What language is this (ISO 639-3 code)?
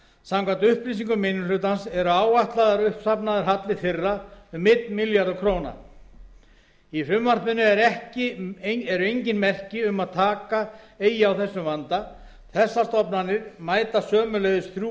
isl